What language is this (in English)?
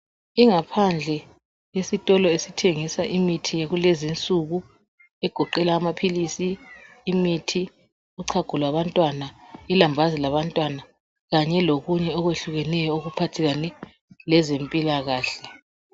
North Ndebele